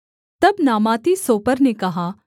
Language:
Hindi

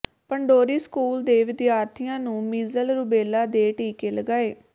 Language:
Punjabi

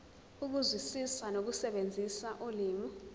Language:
Zulu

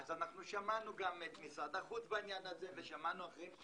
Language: Hebrew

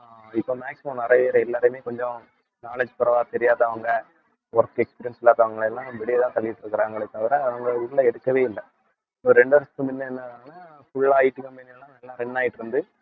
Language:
Tamil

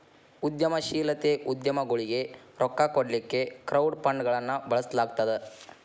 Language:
Kannada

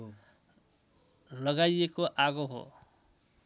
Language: Nepali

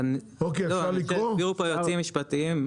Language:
Hebrew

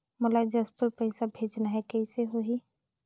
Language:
Chhattisgarhi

